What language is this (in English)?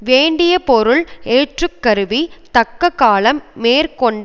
Tamil